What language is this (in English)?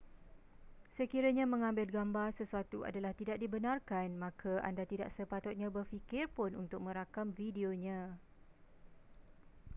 Malay